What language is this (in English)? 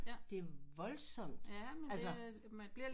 Danish